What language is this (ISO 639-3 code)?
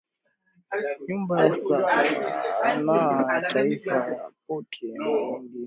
swa